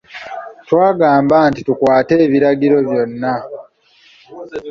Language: Ganda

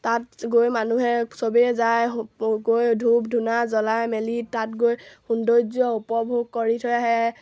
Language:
Assamese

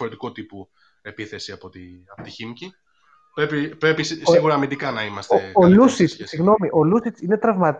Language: Greek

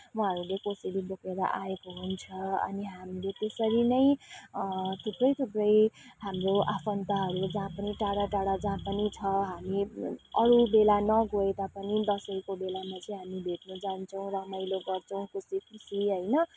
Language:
Nepali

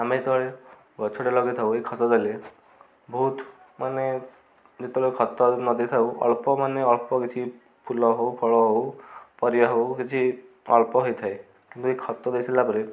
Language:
Odia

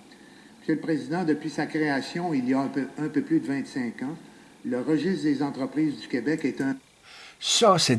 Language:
French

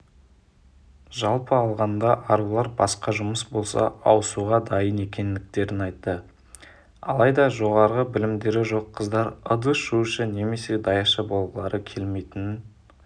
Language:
Kazakh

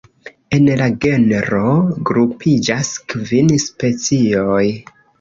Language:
Esperanto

